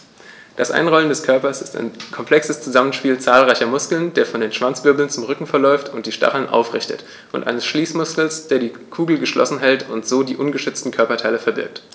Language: German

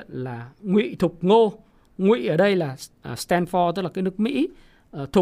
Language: Vietnamese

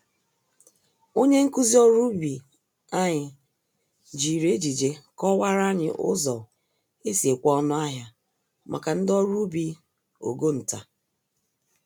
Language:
Igbo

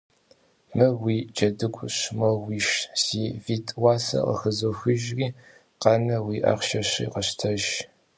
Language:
Kabardian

